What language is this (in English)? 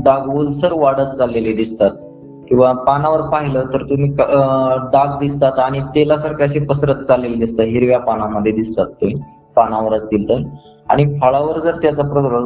Hindi